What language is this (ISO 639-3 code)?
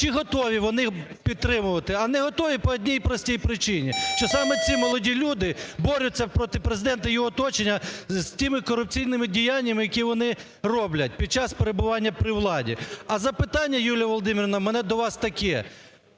ukr